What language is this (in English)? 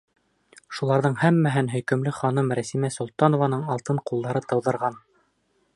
Bashkir